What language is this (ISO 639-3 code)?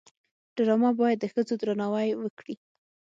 pus